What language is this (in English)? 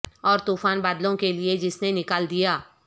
Urdu